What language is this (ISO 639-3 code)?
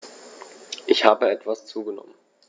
deu